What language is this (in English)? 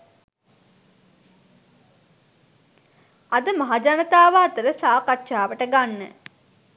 Sinhala